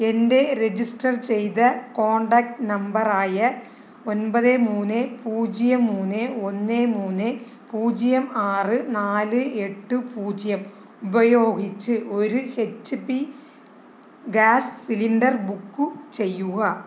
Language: Malayalam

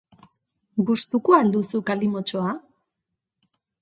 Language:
Basque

